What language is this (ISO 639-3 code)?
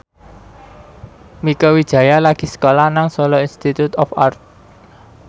jav